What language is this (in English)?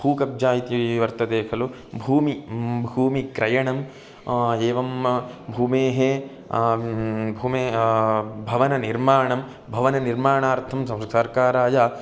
Sanskrit